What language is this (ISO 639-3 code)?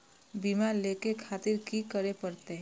mai